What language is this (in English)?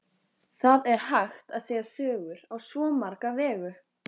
Icelandic